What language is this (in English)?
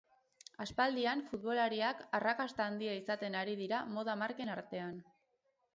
Basque